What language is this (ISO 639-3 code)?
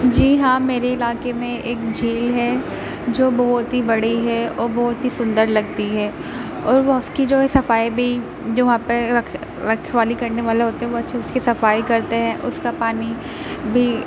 urd